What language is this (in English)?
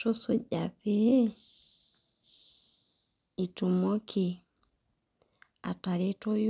Masai